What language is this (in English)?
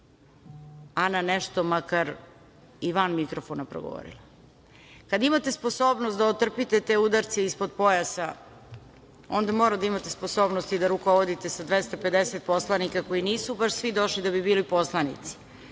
Serbian